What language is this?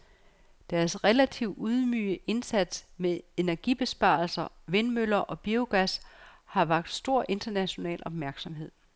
Danish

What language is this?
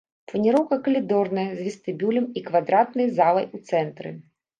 Belarusian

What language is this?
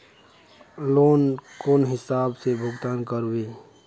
Magahi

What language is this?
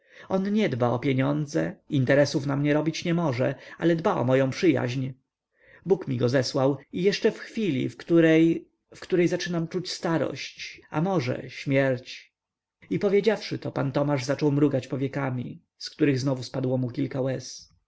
Polish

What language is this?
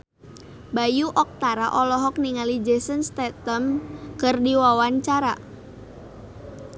Sundanese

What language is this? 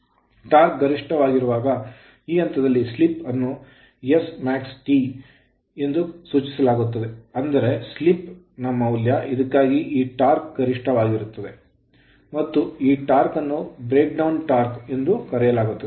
Kannada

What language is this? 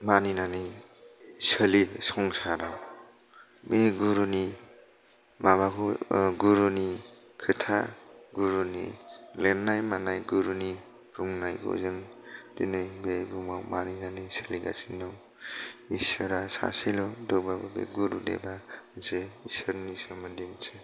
Bodo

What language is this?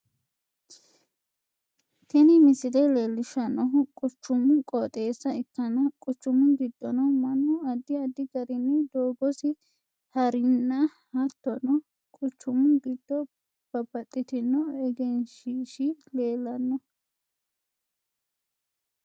Sidamo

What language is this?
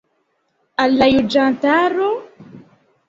Esperanto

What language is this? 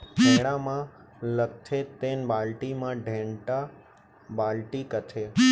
Chhattisgarhi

